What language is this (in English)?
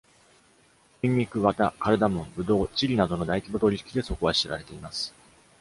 Japanese